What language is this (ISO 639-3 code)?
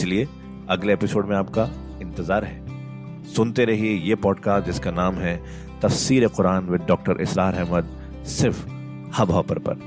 hin